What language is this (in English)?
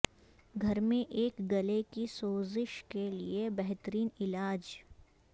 Urdu